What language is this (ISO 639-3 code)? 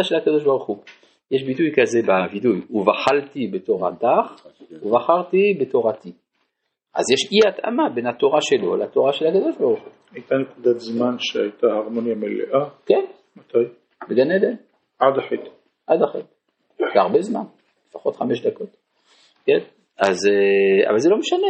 heb